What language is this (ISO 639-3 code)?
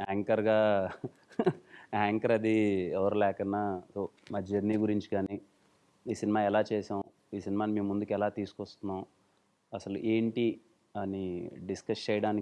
eng